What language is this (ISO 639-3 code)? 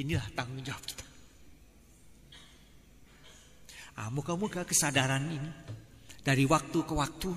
ind